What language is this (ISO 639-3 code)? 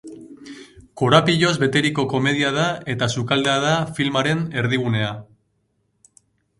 eus